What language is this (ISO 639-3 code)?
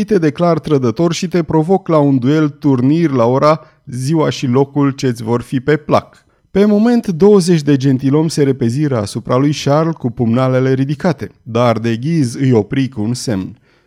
ron